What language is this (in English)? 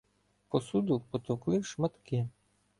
Ukrainian